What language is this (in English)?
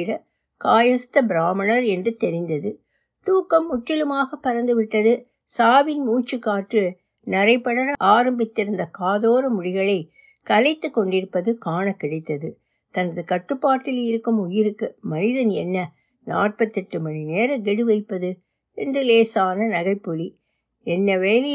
Tamil